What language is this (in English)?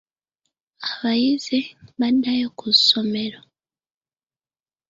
Ganda